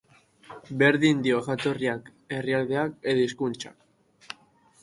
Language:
Basque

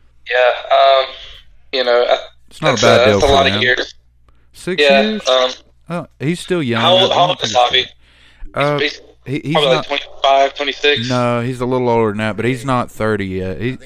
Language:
English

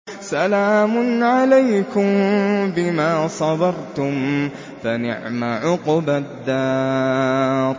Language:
Arabic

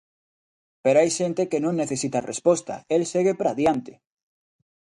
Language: Galician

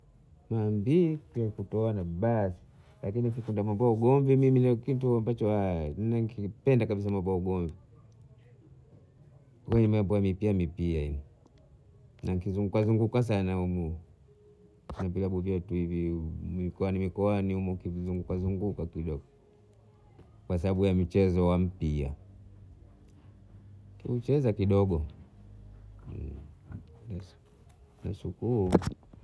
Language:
Bondei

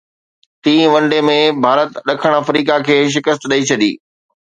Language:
Sindhi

